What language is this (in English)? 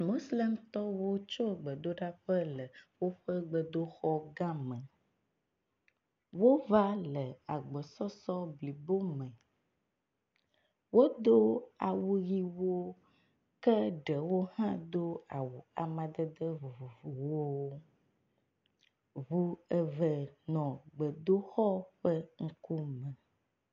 Ewe